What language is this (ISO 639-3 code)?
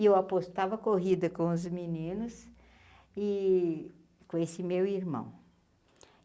por